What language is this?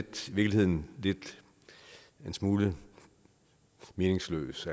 Danish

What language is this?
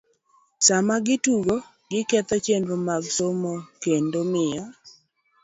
Luo (Kenya and Tanzania)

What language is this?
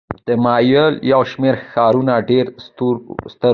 Pashto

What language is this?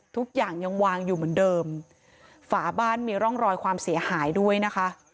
Thai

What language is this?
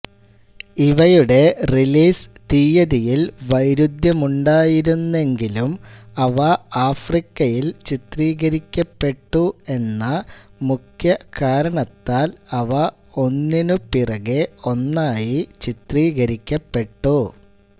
Malayalam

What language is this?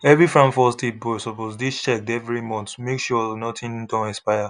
Nigerian Pidgin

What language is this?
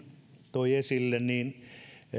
Finnish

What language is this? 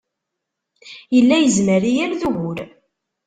Kabyle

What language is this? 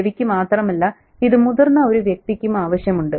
Malayalam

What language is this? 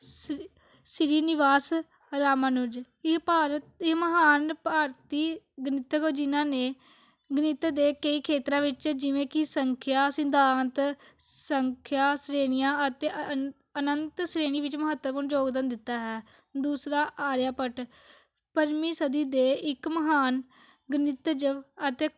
Punjabi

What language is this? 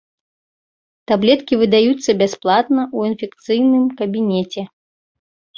Belarusian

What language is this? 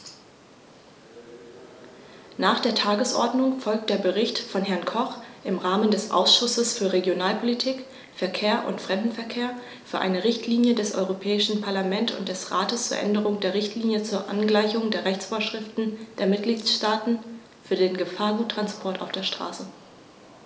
German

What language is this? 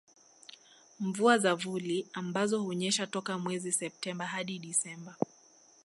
Swahili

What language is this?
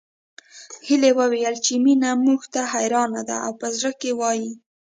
Pashto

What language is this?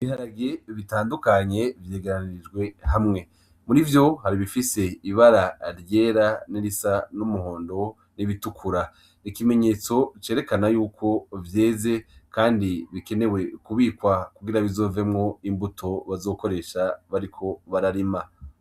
Rundi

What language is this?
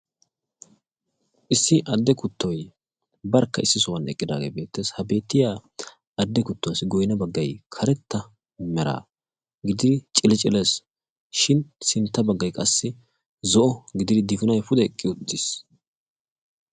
Wolaytta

